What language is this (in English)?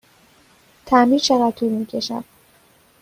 Persian